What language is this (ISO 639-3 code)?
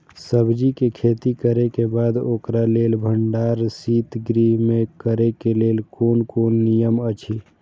mai